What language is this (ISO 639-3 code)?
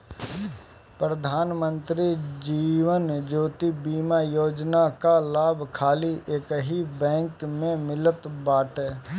bho